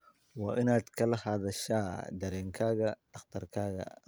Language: Somali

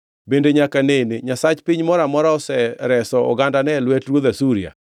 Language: Luo (Kenya and Tanzania)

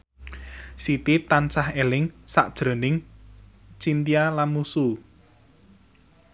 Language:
Javanese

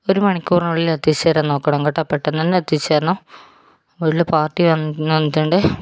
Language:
Malayalam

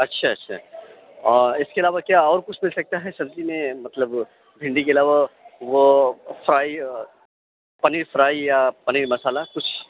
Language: Urdu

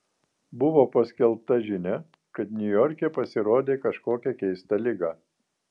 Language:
Lithuanian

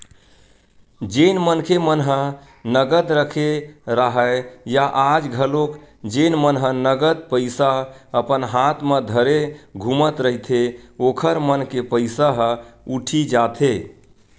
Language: Chhattisgarhi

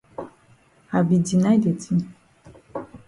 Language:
Cameroon Pidgin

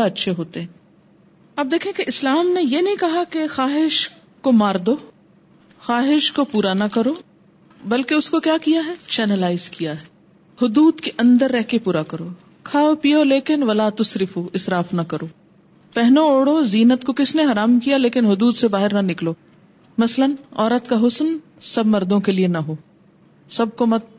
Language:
Urdu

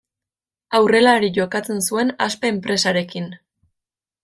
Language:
Basque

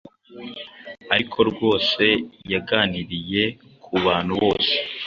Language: Kinyarwanda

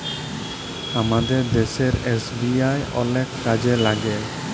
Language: Bangla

